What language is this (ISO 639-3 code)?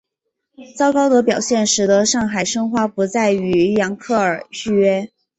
zho